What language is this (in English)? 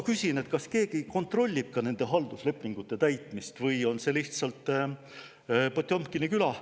Estonian